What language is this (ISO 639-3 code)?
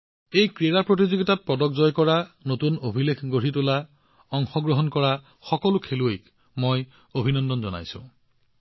asm